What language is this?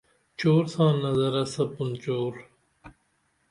Dameli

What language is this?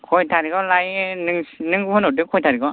Bodo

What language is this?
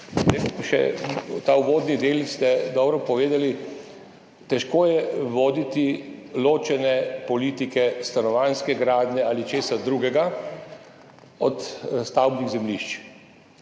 Slovenian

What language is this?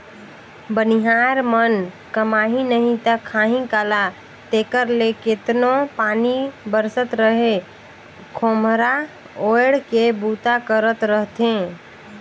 Chhattisgarhi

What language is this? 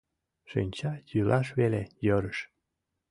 Mari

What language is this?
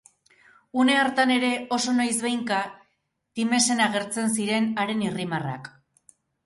Basque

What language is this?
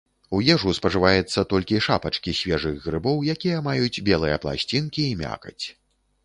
Belarusian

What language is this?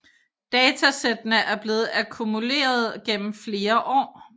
Danish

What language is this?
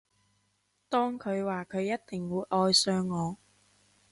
Cantonese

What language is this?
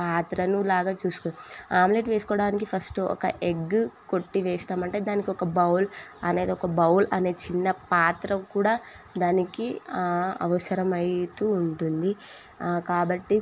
Telugu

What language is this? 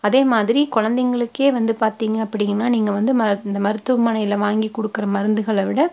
Tamil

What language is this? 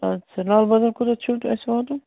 Kashmiri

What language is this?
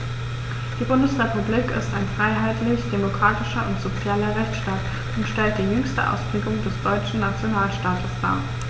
German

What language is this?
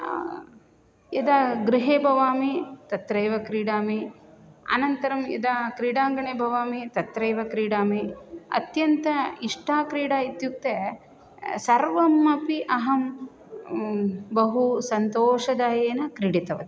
Sanskrit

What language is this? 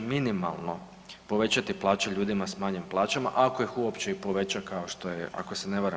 Croatian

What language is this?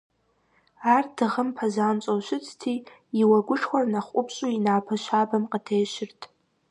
Kabardian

